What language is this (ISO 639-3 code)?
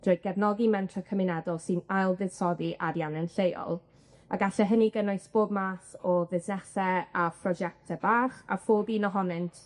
cym